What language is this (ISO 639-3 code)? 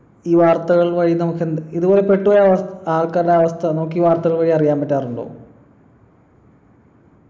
mal